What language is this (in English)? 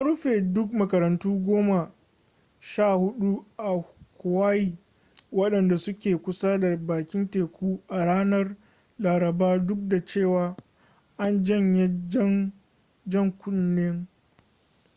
Hausa